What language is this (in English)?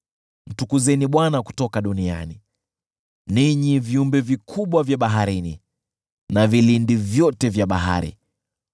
Swahili